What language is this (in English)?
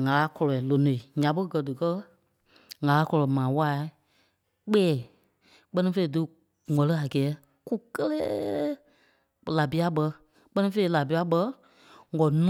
Kpelle